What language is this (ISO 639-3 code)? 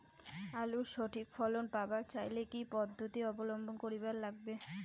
ben